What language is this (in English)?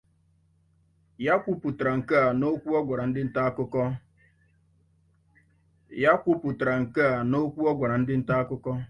Igbo